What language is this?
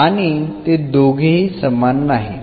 Marathi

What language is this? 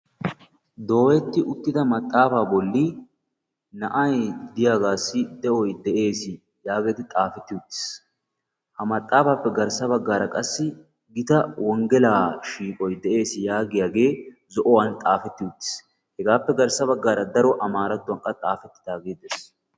Wolaytta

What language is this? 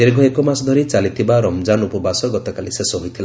Odia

